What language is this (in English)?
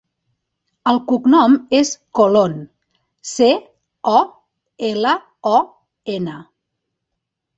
Catalan